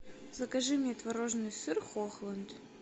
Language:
Russian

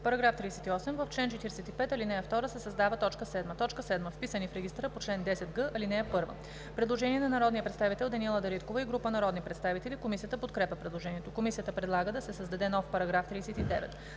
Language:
Bulgarian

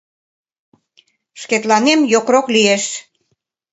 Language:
Mari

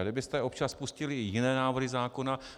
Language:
Czech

